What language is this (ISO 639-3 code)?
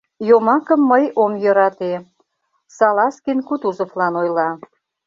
chm